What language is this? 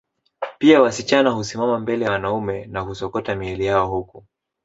Swahili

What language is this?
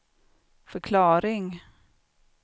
Swedish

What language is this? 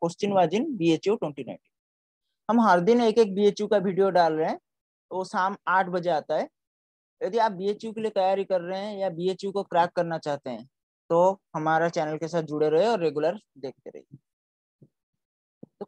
Hindi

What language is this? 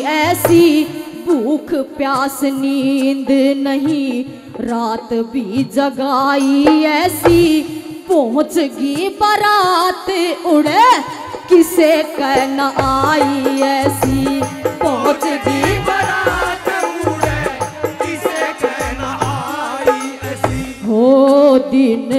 Hindi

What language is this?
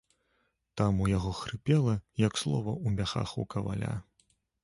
Belarusian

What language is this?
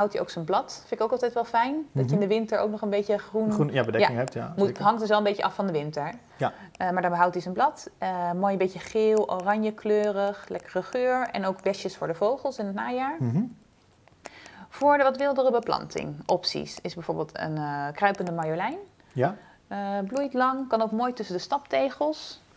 Dutch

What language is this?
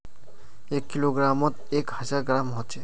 Magahi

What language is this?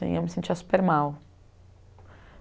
Portuguese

